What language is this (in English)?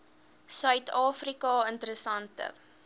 Afrikaans